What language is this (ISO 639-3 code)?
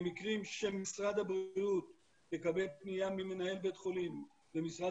heb